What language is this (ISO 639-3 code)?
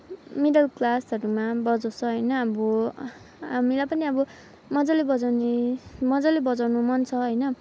nep